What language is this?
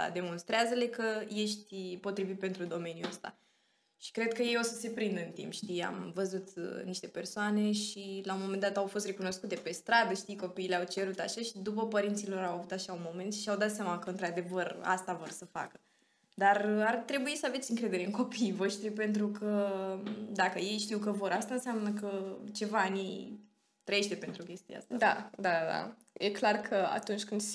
Romanian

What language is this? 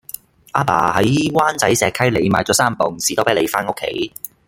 Cantonese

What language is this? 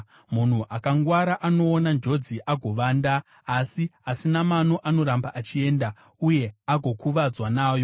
Shona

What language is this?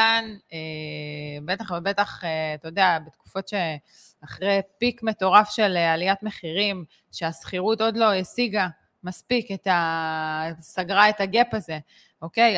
Hebrew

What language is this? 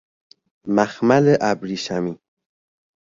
Persian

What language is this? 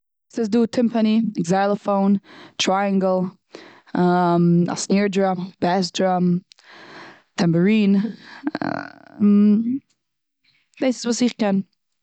Yiddish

